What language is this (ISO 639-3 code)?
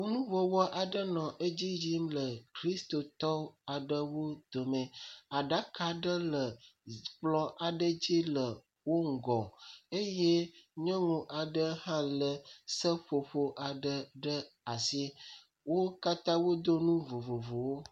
ewe